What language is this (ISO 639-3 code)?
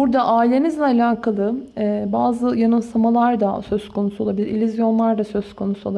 tur